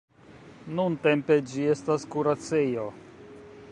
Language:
Esperanto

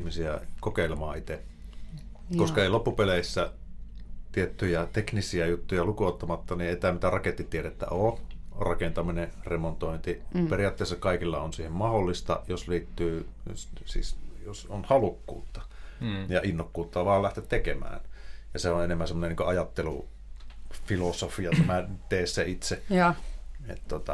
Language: Finnish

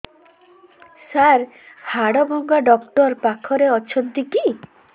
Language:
Odia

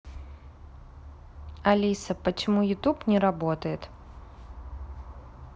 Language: Russian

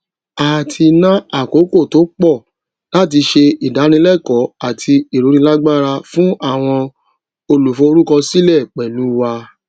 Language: Yoruba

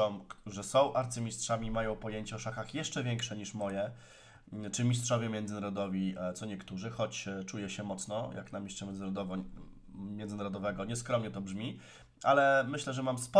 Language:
Polish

